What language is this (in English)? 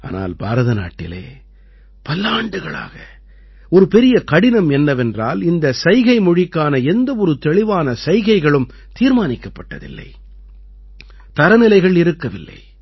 Tamil